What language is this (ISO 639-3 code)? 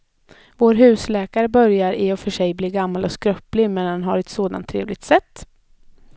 swe